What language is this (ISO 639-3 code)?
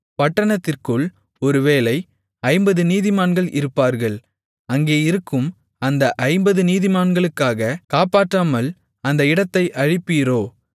tam